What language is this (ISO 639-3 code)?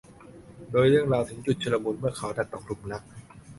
tha